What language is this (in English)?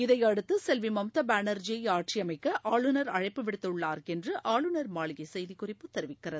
Tamil